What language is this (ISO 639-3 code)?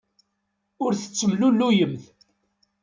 kab